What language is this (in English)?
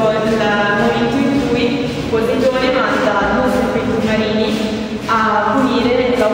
Italian